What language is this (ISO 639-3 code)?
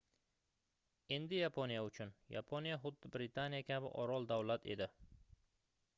uzb